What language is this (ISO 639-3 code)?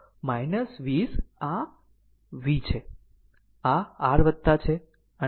guj